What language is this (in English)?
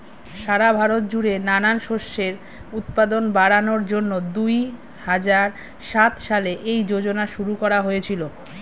Bangla